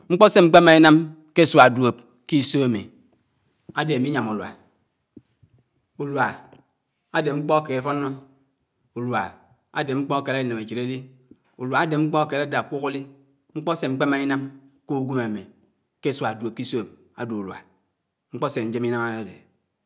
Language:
Anaang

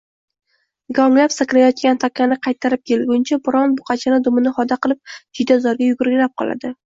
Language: Uzbek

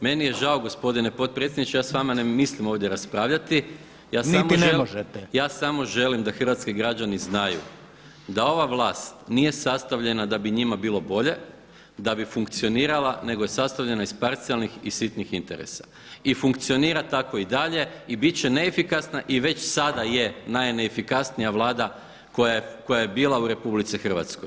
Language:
Croatian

